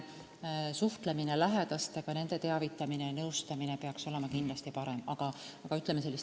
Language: Estonian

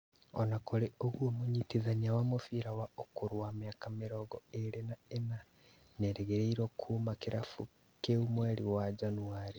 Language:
Kikuyu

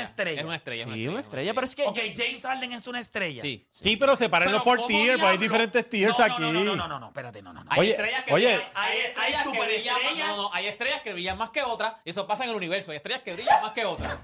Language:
Spanish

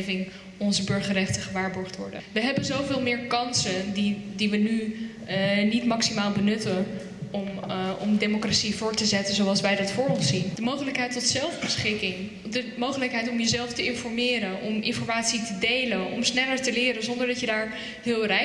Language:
Dutch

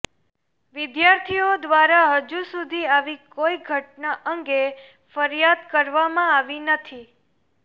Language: Gujarati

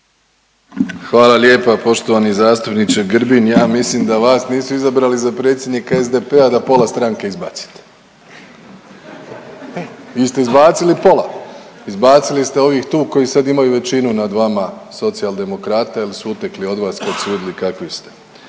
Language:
Croatian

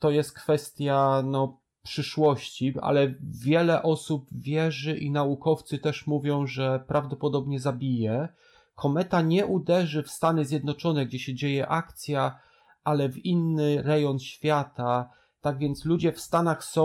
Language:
Polish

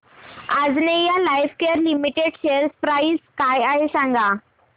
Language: Marathi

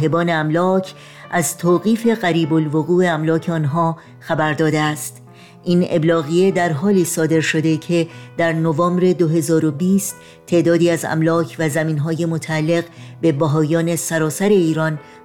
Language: Persian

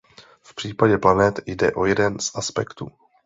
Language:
Czech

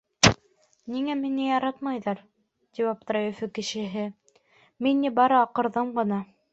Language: Bashkir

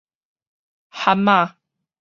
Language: Min Nan Chinese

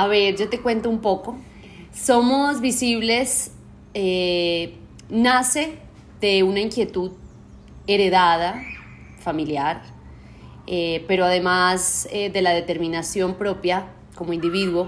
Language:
Spanish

